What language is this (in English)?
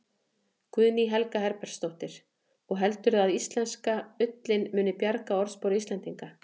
Icelandic